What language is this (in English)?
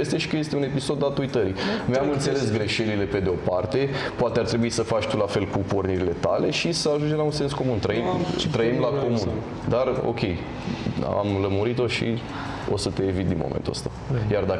Romanian